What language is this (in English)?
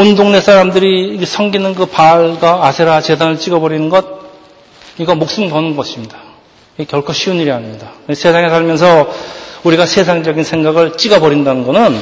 Korean